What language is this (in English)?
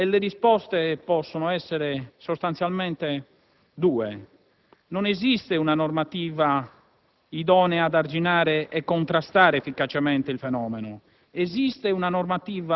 Italian